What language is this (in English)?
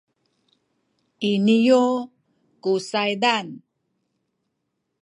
Sakizaya